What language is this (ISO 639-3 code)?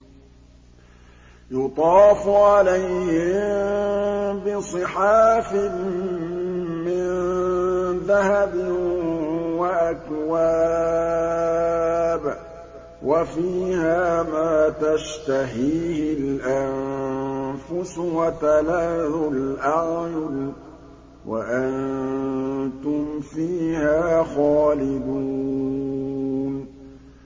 ara